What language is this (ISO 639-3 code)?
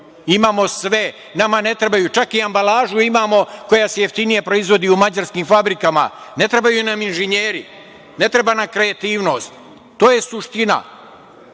srp